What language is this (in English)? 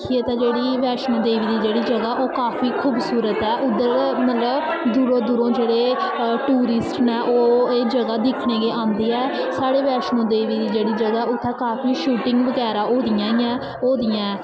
Dogri